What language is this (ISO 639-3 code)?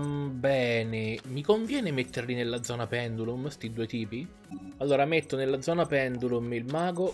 ita